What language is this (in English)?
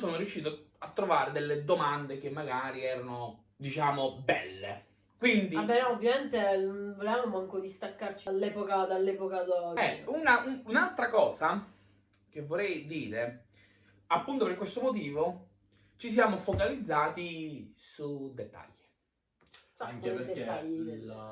Italian